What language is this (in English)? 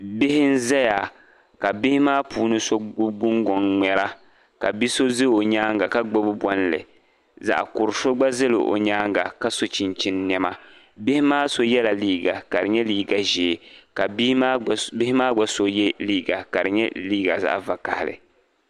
Dagbani